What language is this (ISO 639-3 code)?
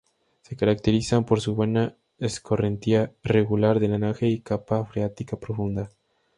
spa